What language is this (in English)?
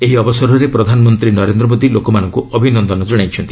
Odia